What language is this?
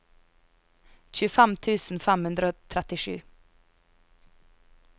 Norwegian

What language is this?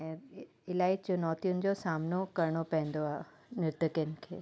Sindhi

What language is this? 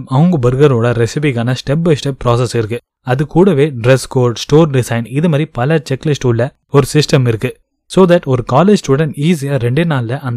Tamil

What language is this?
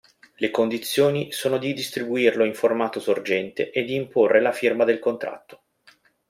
Italian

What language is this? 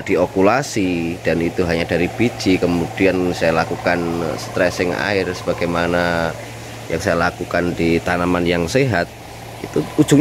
Indonesian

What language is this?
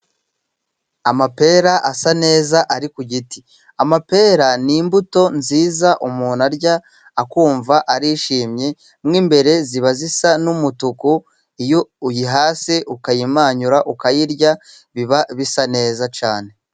Kinyarwanda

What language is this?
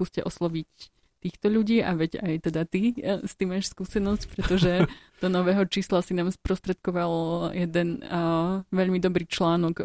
Slovak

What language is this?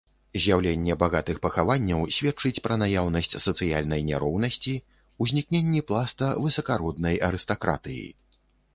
Belarusian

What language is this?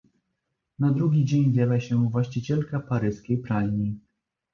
Polish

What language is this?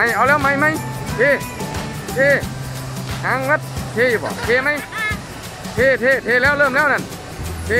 Thai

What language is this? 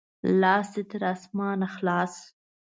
Pashto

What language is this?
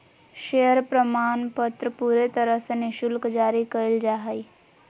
Magahi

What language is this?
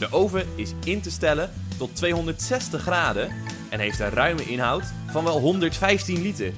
Dutch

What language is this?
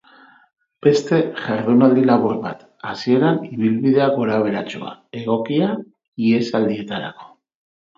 Basque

